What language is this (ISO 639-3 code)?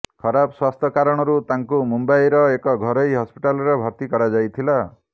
ori